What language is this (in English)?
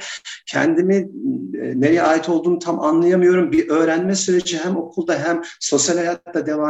Turkish